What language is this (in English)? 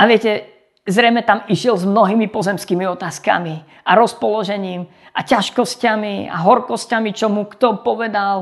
Slovak